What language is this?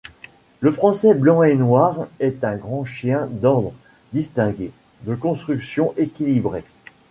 French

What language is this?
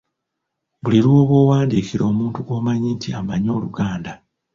Ganda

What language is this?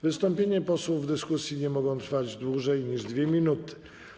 Polish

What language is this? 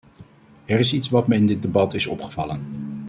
Dutch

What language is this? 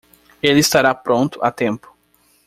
Portuguese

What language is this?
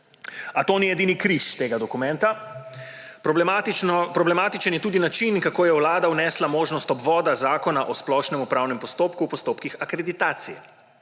Slovenian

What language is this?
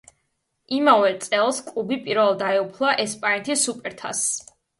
Georgian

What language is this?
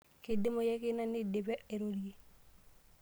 Masai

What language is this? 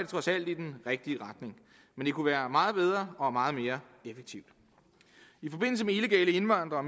Danish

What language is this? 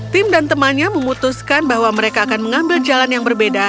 Indonesian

